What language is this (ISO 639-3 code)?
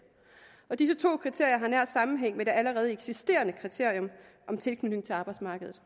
dan